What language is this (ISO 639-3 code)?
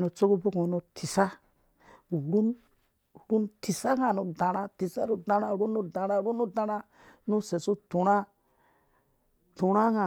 ldb